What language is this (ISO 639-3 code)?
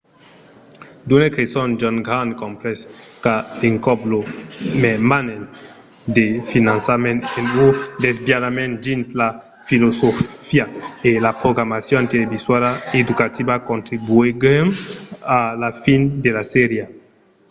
oci